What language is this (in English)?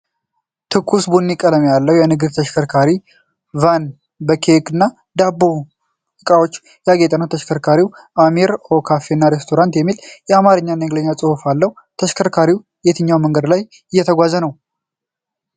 Amharic